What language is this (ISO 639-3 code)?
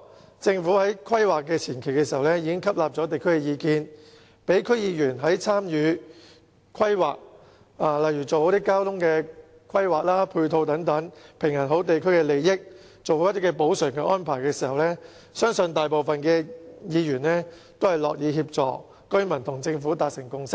yue